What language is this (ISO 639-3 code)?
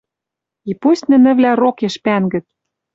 mrj